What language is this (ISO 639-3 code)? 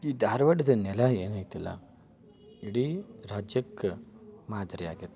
kan